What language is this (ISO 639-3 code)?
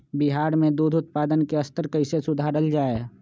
mag